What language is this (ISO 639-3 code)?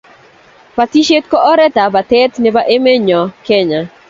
kln